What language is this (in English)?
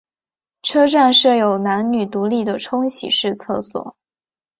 Chinese